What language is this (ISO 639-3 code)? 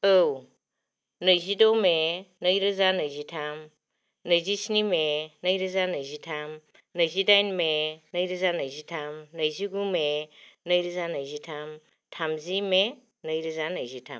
brx